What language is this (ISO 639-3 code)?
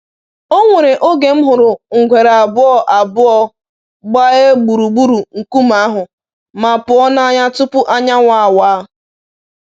ibo